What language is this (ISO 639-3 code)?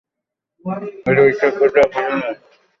ben